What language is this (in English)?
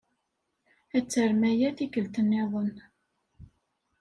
Kabyle